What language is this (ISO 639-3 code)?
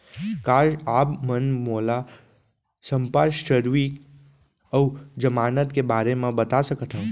hne